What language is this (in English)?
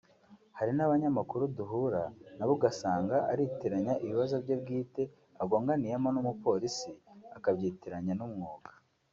Kinyarwanda